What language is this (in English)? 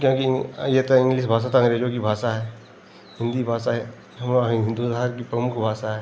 Hindi